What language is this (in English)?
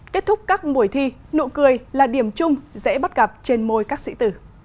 Vietnamese